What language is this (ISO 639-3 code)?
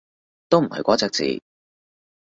yue